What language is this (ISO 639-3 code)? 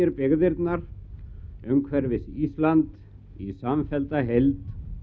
isl